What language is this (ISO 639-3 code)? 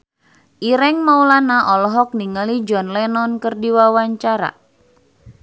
sun